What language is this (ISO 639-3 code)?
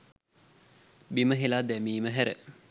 sin